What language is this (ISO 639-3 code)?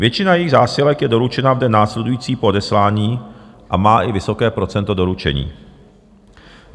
ces